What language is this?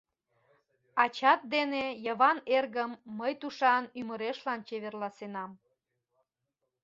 Mari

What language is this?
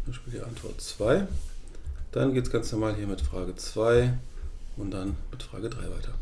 German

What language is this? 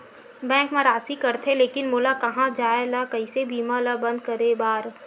Chhattisgarhi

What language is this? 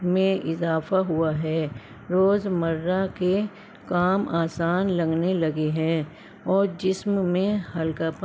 Urdu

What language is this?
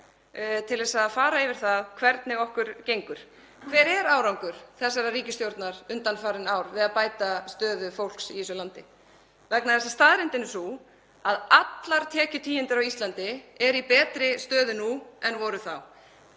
Icelandic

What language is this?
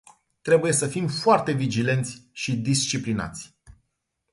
Romanian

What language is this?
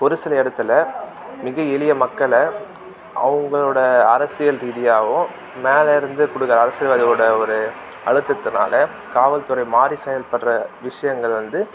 Tamil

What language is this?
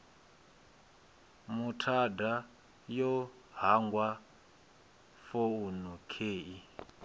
Venda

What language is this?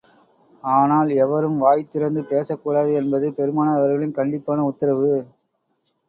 Tamil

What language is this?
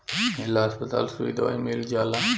Bhojpuri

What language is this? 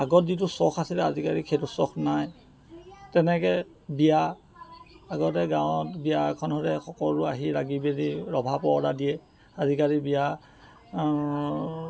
Assamese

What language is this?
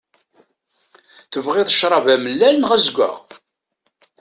Kabyle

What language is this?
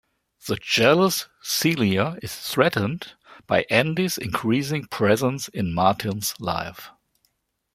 English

